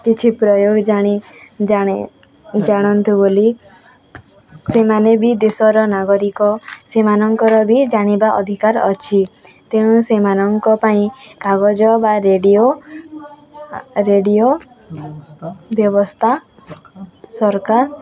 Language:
Odia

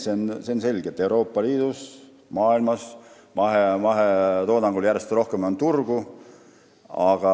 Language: Estonian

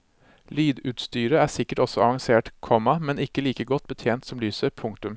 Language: Norwegian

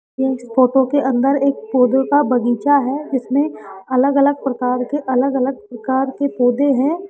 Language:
Hindi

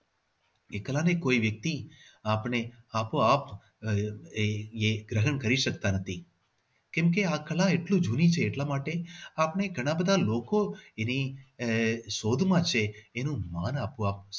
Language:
Gujarati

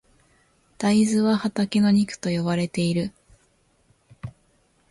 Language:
Japanese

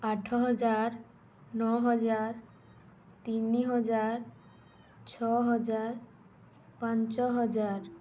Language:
Odia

